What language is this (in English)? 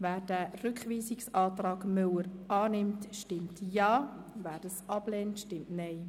Swiss German